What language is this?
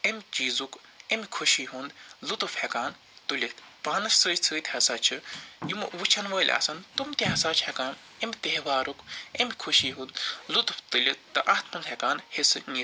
Kashmiri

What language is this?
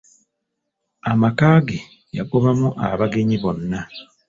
Ganda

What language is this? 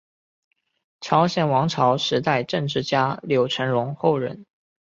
Chinese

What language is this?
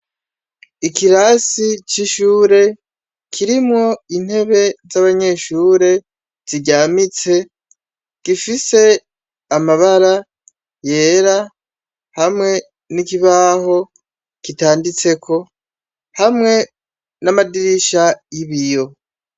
Rundi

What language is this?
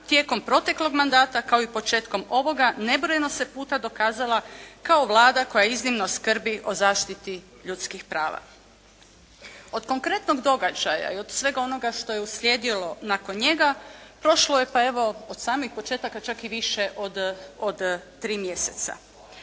Croatian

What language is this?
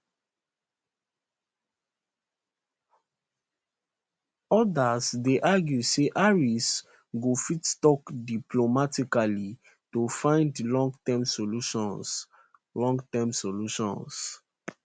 Nigerian Pidgin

